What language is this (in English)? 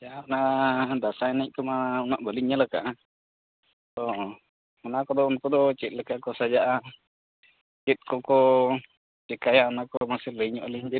Santali